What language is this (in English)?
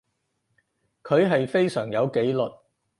Cantonese